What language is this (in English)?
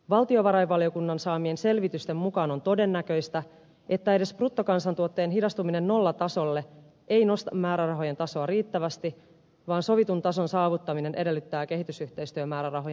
Finnish